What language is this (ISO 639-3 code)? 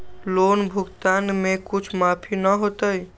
mag